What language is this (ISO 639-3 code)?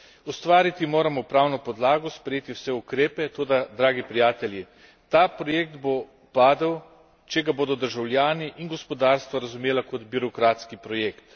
slv